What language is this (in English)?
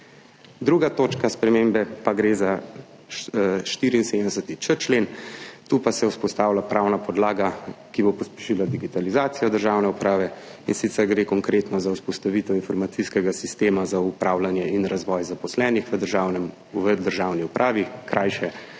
Slovenian